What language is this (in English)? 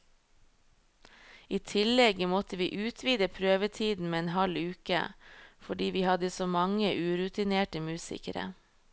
Norwegian